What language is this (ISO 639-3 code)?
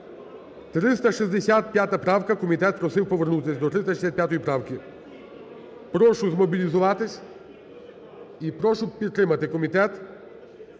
ukr